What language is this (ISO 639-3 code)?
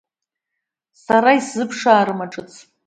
abk